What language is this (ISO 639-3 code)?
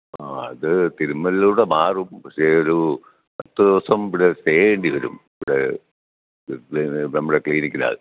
mal